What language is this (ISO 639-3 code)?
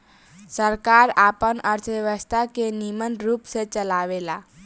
bho